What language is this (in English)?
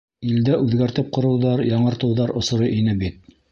Bashkir